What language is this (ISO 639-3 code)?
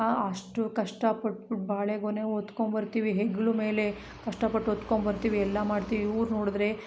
kan